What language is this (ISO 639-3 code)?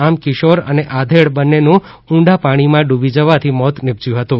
guj